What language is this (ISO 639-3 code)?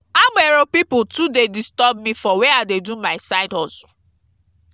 pcm